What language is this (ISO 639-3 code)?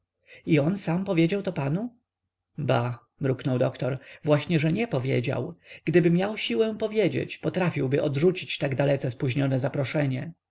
pol